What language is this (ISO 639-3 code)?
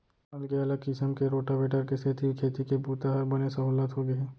hne